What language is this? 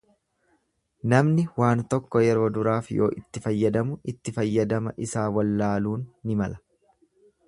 Oromo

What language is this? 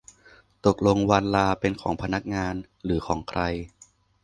Thai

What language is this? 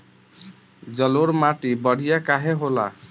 Bhojpuri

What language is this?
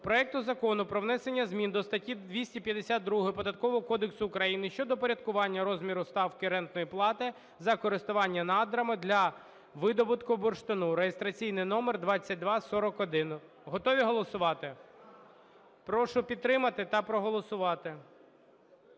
Ukrainian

